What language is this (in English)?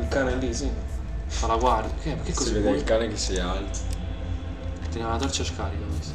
Italian